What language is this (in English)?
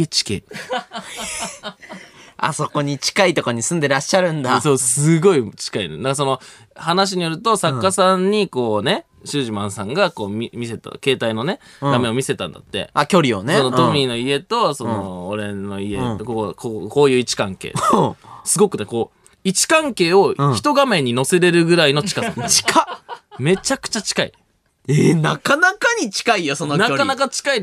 Japanese